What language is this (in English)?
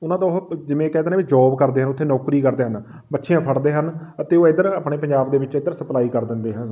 Punjabi